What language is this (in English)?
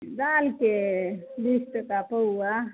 Maithili